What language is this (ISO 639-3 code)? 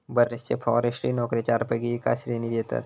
mar